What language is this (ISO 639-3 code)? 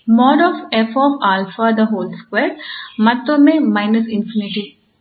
kan